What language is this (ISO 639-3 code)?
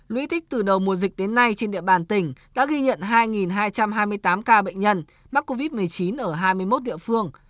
vie